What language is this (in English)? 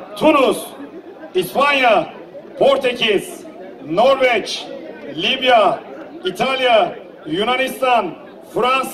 Turkish